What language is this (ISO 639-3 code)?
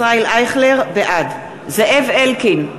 heb